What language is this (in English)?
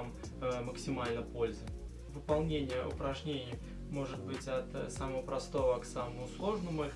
Russian